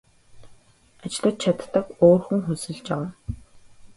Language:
Mongolian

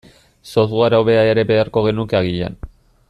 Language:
Basque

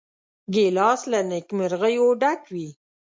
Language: Pashto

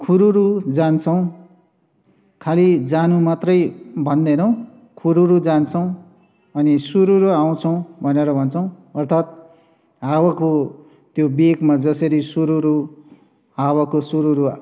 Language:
Nepali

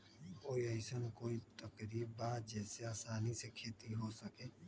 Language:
Magahi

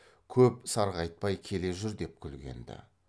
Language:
Kazakh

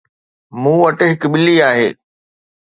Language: Sindhi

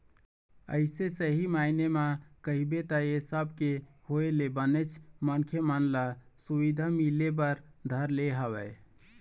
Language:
Chhattisgarhi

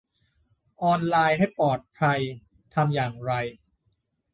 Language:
Thai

